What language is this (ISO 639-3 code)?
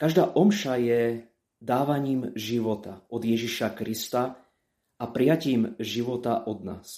slk